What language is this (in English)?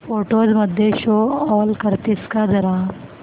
Marathi